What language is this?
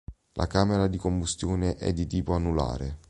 Italian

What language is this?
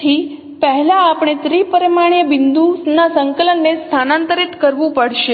Gujarati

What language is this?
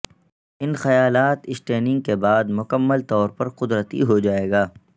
Urdu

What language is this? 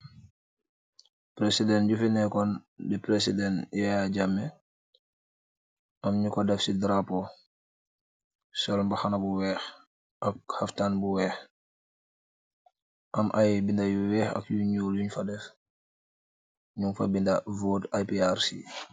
Wolof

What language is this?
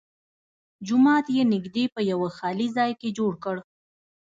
Pashto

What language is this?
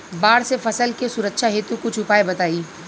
Bhojpuri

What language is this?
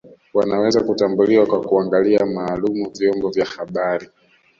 Swahili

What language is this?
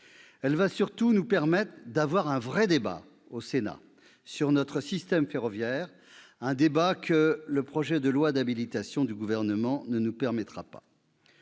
French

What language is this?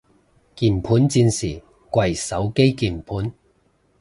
Cantonese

